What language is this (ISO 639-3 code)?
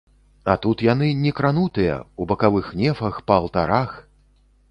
bel